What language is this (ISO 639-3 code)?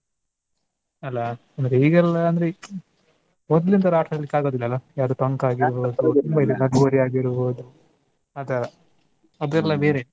kan